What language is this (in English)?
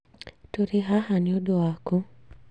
Kikuyu